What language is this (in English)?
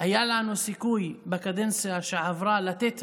Hebrew